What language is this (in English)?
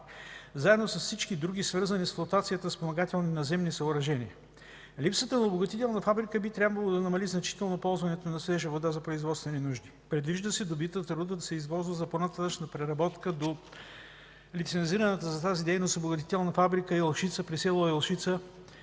Bulgarian